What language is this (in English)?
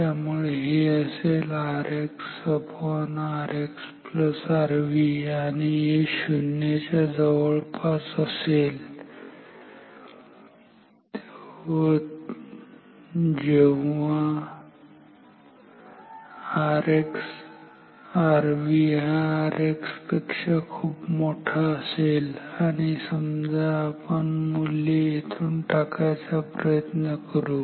Marathi